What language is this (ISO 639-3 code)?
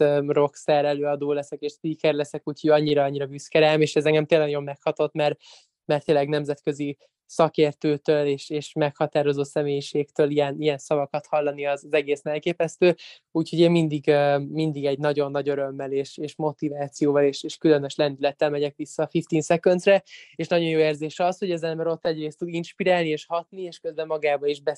hun